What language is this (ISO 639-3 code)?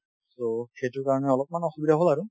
asm